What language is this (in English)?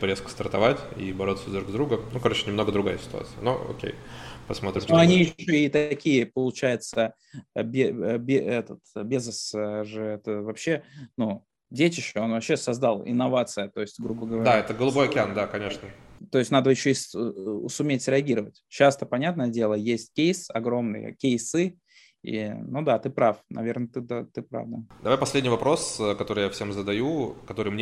Russian